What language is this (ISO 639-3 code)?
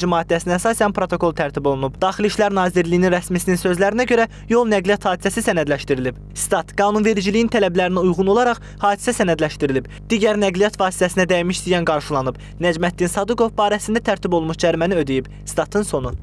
tur